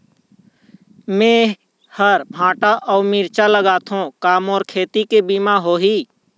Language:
Chhattisgarhi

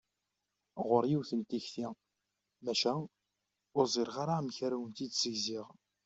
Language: Kabyle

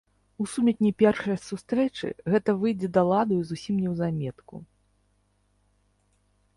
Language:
Belarusian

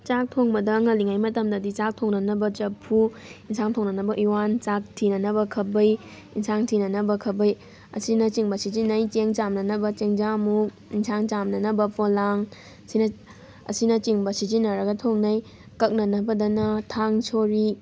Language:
Manipuri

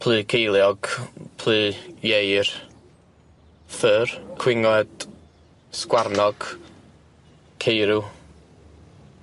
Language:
Welsh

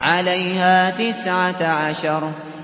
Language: Arabic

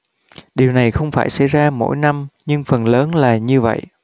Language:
Vietnamese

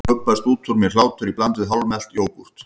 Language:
Icelandic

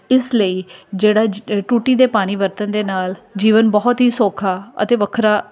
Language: Punjabi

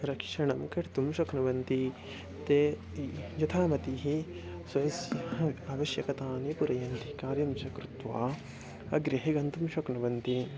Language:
Sanskrit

